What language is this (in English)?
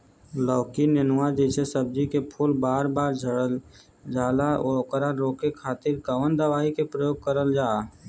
Bhojpuri